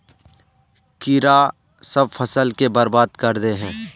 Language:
Magahi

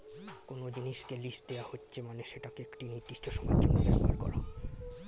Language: Bangla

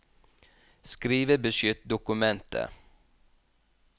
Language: Norwegian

